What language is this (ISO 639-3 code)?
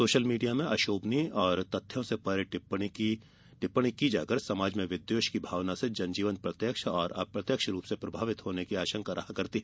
hin